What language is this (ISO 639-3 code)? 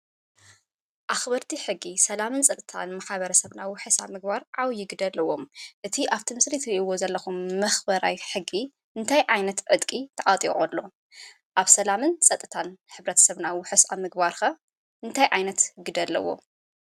tir